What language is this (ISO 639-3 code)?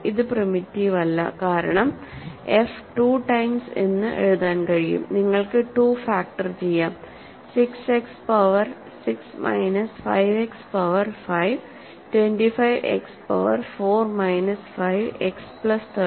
mal